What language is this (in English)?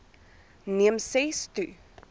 Afrikaans